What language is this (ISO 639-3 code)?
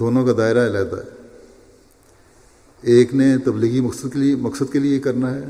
urd